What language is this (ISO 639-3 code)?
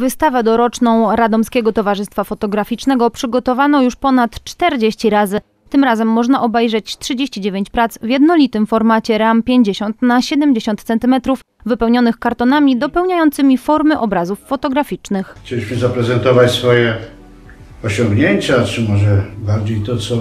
pol